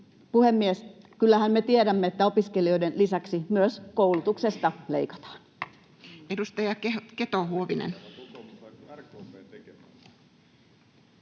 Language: Finnish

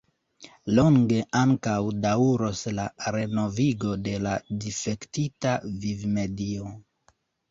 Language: Esperanto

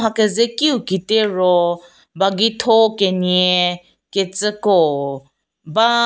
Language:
Angami Naga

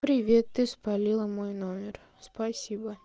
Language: Russian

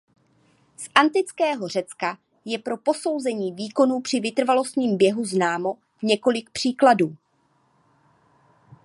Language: Czech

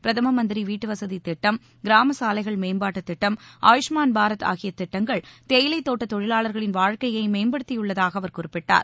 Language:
Tamil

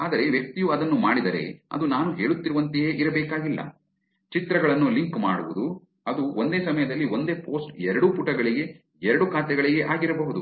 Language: Kannada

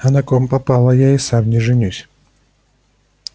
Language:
Russian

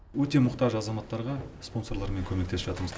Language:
Kazakh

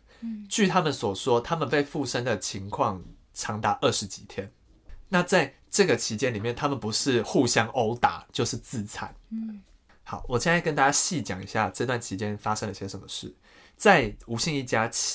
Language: Chinese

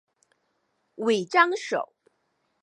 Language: Chinese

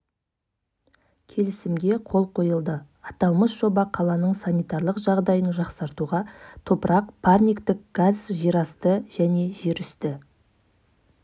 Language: Kazakh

